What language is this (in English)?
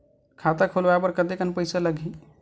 Chhattisgarhi